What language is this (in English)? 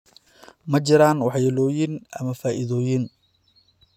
Somali